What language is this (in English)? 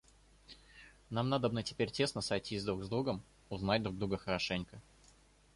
Russian